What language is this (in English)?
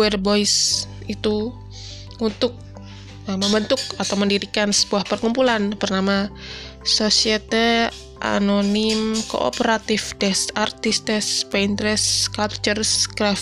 Indonesian